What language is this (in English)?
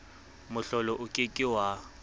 Southern Sotho